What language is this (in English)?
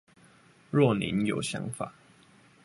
Chinese